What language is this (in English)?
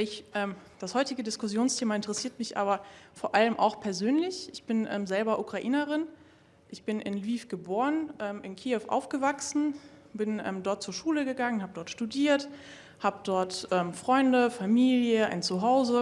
German